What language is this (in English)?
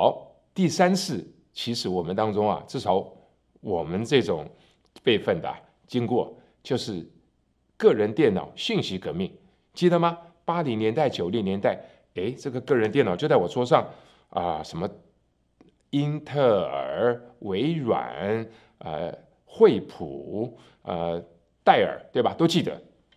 Chinese